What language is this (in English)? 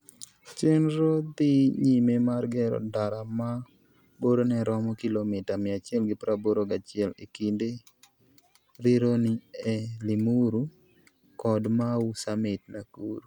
Luo (Kenya and Tanzania)